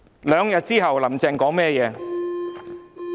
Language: Cantonese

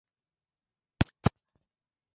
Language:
Swahili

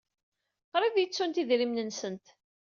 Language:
Kabyle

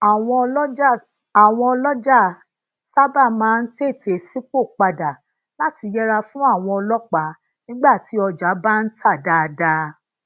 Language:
Yoruba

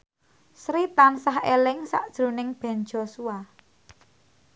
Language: Javanese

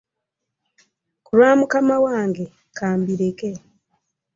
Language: Ganda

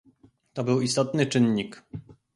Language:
Polish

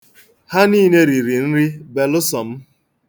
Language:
Igbo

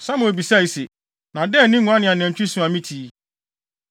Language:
Akan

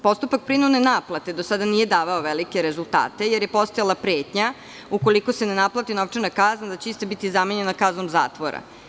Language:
Serbian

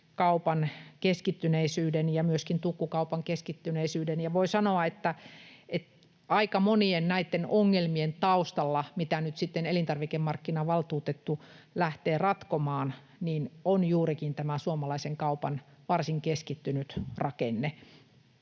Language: Finnish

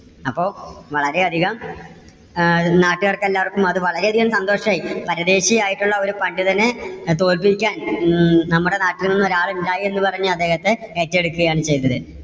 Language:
Malayalam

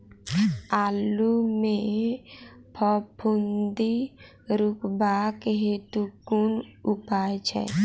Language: Maithili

